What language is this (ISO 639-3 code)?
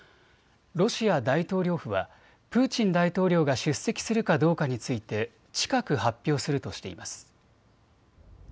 jpn